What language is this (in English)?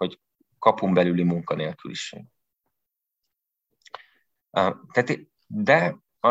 Hungarian